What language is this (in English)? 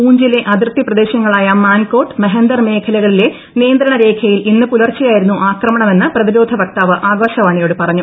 Malayalam